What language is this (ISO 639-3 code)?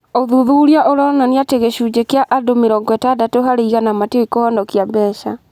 kik